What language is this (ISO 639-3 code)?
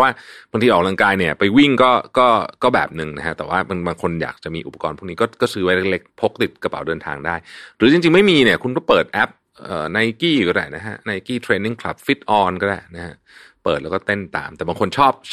tha